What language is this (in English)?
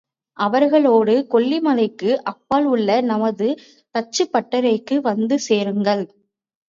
Tamil